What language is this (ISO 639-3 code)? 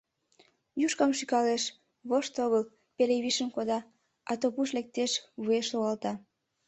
chm